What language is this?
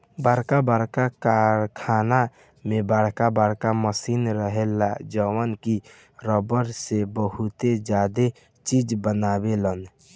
Bhojpuri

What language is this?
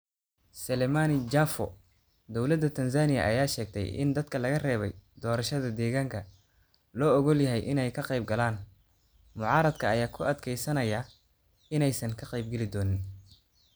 Somali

